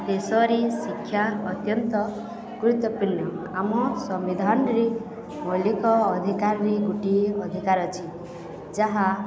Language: Odia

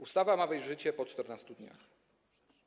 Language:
Polish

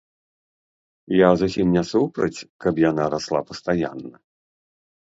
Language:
Belarusian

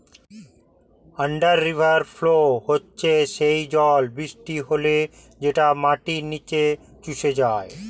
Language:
Bangla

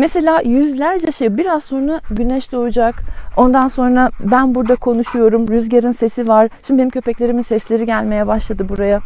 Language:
Turkish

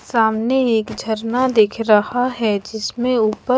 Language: Hindi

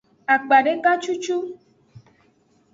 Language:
Aja (Benin)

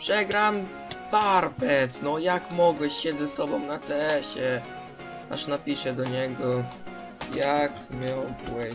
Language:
Polish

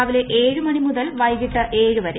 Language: Malayalam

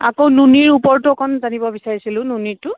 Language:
Assamese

